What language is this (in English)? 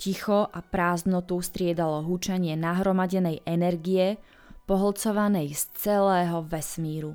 Czech